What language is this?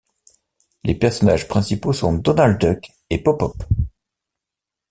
French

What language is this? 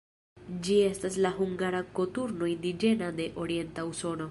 Esperanto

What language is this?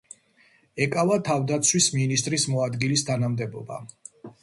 Georgian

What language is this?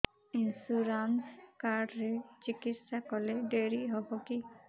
Odia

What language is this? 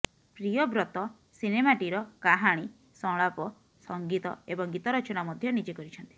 Odia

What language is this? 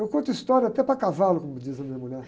Portuguese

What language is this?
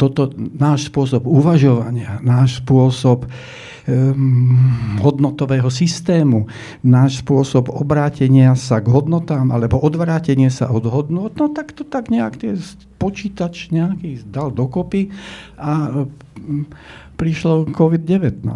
Slovak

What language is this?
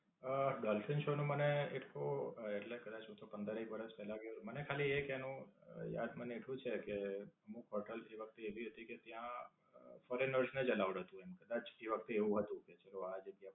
Gujarati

